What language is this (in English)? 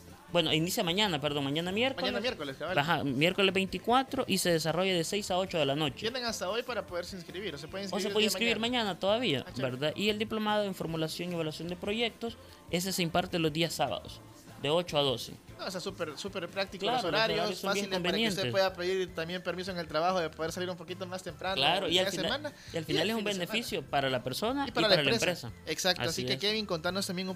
Spanish